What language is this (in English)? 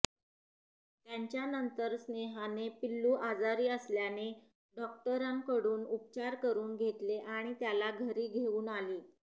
Marathi